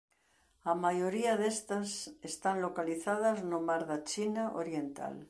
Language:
Galician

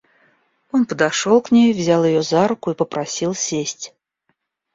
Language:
Russian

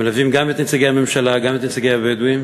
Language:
Hebrew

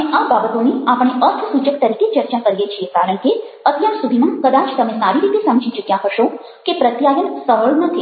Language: Gujarati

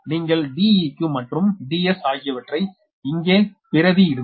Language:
Tamil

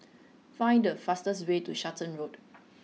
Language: English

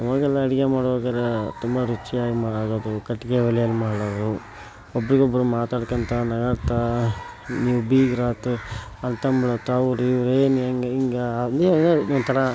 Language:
Kannada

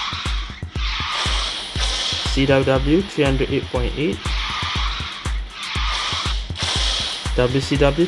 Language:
English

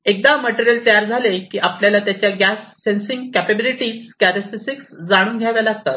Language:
Marathi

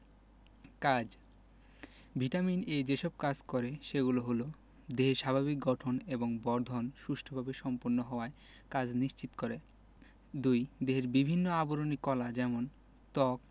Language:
Bangla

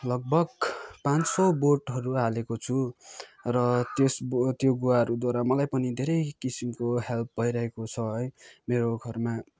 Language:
Nepali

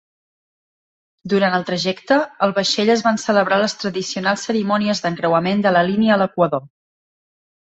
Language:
Catalan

